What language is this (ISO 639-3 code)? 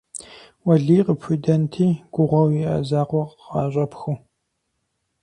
kbd